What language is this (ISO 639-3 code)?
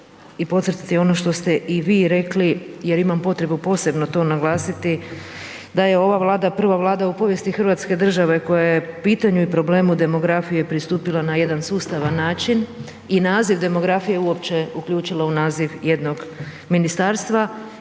hrv